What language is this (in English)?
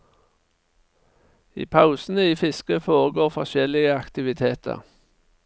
Norwegian